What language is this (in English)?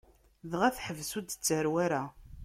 Kabyle